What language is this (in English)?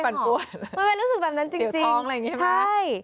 Thai